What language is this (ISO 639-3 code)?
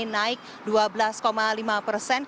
ind